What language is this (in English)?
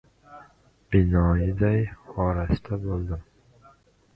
Uzbek